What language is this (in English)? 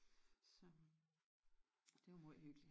Danish